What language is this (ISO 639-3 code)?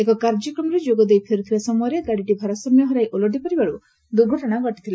ori